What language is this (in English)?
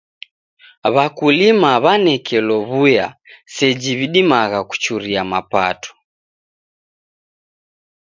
Taita